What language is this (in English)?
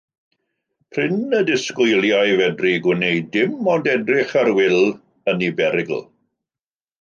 Welsh